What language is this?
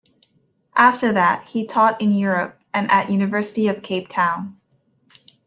English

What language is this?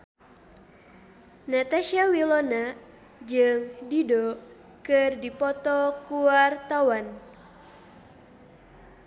Sundanese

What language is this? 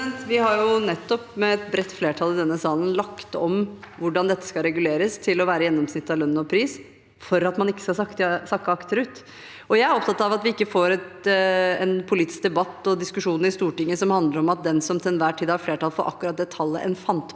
Norwegian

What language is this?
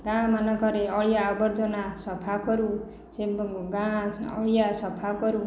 Odia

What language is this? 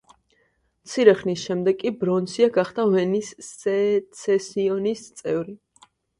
Georgian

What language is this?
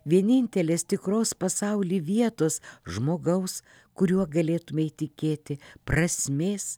Lithuanian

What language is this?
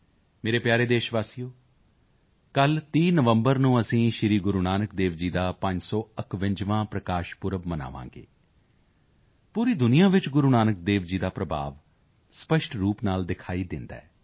Punjabi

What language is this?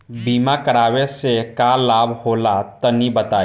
Bhojpuri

